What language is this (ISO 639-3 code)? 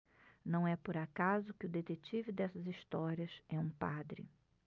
por